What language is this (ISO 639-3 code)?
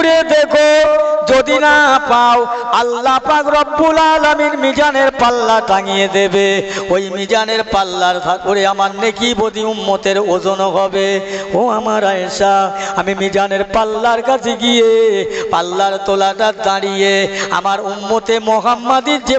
hin